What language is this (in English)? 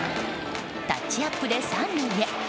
Japanese